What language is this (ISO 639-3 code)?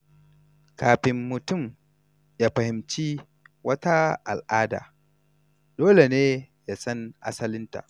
hau